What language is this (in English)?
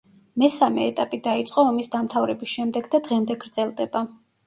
Georgian